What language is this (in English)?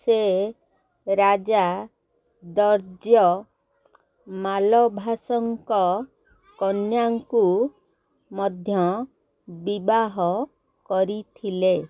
Odia